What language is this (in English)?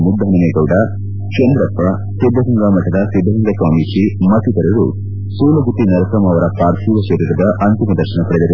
Kannada